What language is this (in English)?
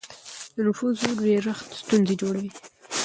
Pashto